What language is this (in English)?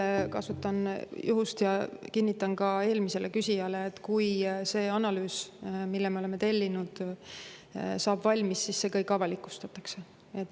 Estonian